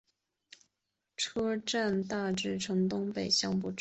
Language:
Chinese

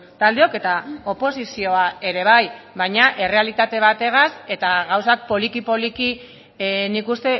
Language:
Basque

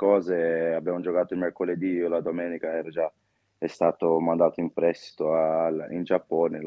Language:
Italian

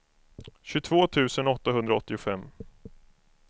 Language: Swedish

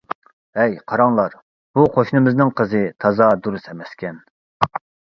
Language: Uyghur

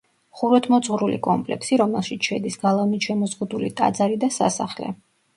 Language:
Georgian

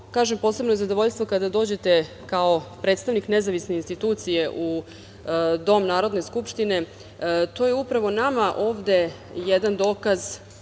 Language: Serbian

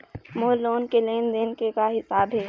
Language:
Chhattisgarhi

